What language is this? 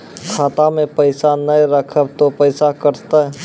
Maithili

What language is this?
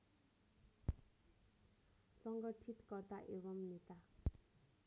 Nepali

